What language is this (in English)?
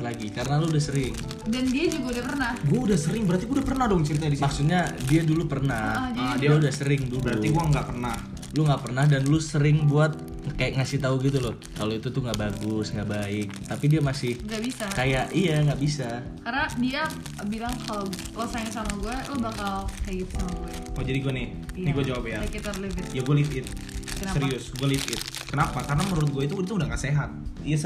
Indonesian